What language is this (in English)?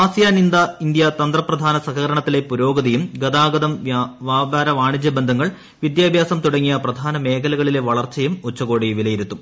Malayalam